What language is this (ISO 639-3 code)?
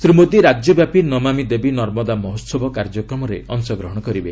ori